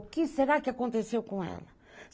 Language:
Portuguese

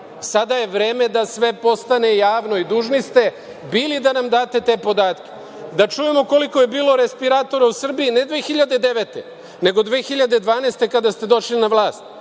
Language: Serbian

